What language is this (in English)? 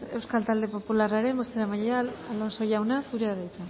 Basque